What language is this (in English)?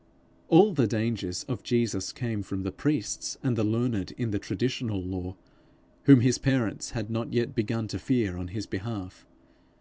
English